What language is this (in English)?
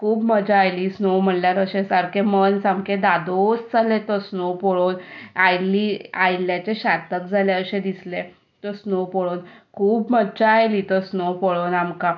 Konkani